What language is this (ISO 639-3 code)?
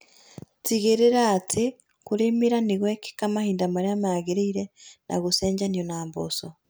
kik